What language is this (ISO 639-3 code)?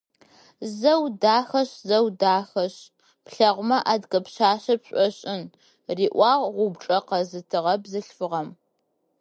ady